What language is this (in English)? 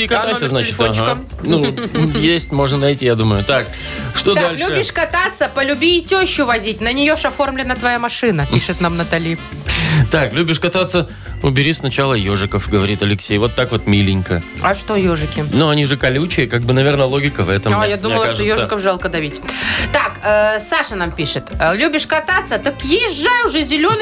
Russian